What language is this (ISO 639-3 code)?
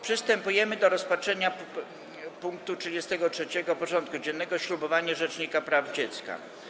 pol